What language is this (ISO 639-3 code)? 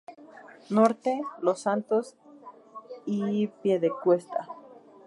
spa